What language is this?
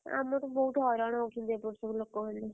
Odia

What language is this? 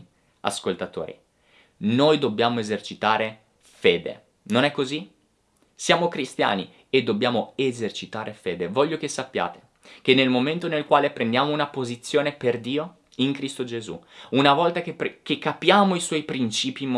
Italian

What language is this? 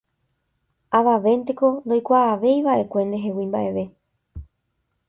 Guarani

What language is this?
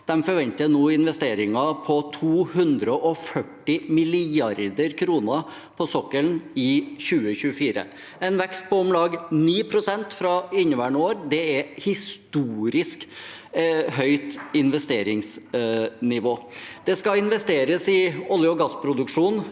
Norwegian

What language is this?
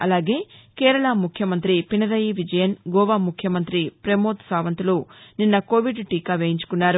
Telugu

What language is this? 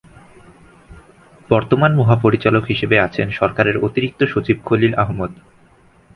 Bangla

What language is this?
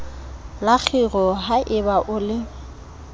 Southern Sotho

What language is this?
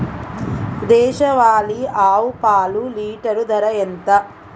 Telugu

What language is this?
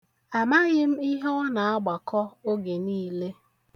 Igbo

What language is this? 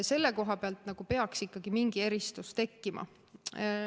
Estonian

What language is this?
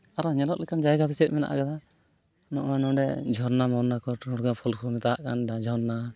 Santali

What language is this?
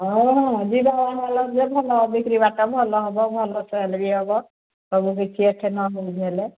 Odia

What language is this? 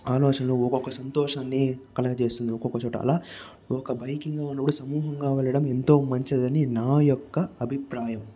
Telugu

